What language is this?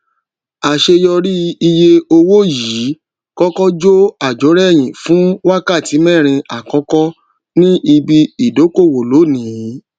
Yoruba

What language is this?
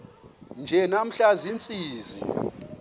Xhosa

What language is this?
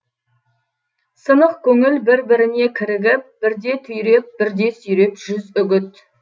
Kazakh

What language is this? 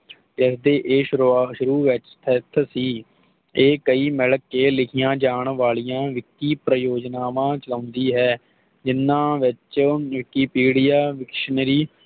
Punjabi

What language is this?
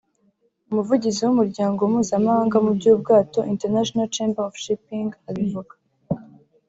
Kinyarwanda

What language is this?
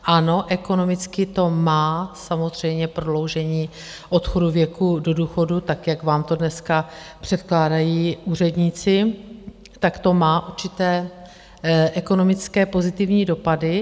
Czech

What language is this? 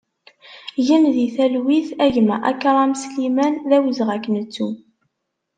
Kabyle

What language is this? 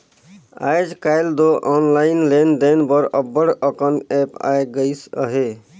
Chhattisgarhi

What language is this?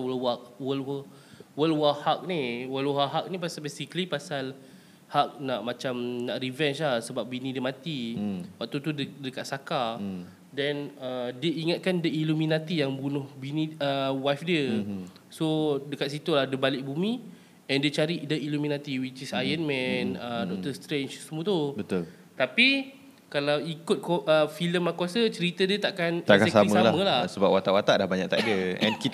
Malay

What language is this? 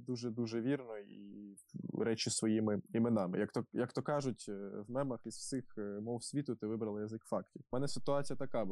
Ukrainian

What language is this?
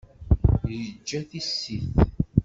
Kabyle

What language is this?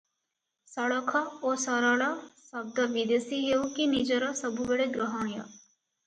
Odia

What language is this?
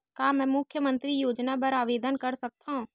Chhattisgarhi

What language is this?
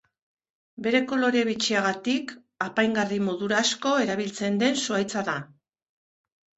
Basque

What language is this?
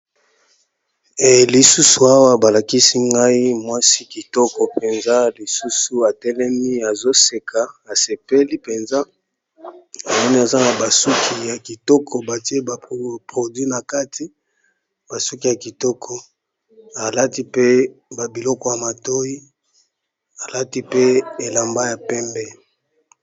Lingala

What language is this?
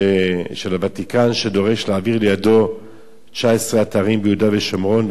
Hebrew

